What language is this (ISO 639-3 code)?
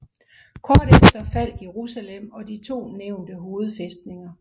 dan